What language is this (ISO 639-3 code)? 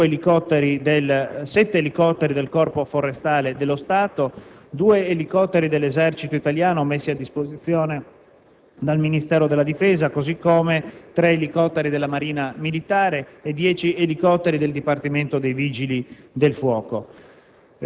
ita